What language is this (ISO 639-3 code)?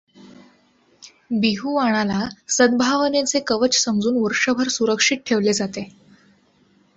mar